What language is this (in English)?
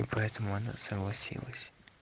Russian